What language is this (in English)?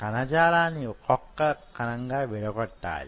Telugu